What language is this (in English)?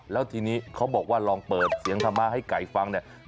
Thai